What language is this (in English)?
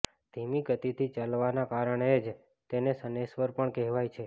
Gujarati